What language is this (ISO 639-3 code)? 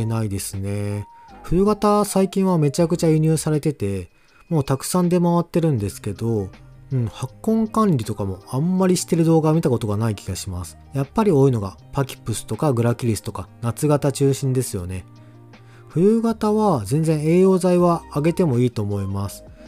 jpn